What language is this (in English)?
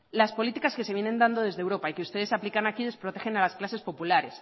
Spanish